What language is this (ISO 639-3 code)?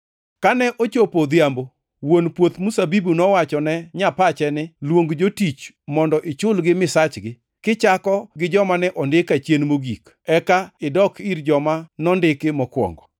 luo